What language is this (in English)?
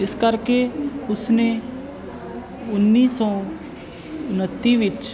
Punjabi